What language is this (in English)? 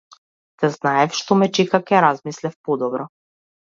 Macedonian